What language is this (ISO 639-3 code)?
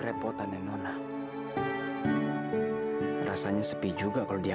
ind